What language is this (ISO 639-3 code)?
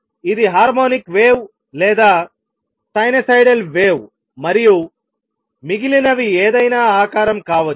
tel